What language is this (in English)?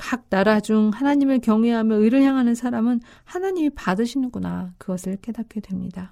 Korean